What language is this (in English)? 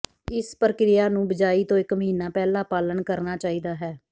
Punjabi